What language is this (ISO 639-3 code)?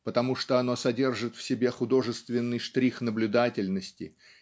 rus